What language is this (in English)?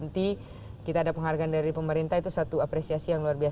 Indonesian